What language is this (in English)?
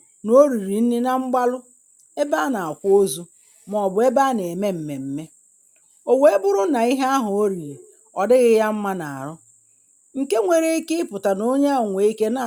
Igbo